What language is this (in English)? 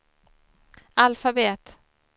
Swedish